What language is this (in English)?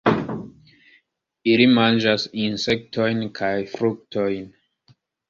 Esperanto